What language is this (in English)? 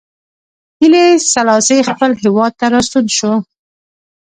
Pashto